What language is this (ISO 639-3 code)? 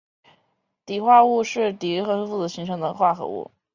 zho